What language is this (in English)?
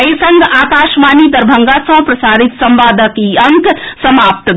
Maithili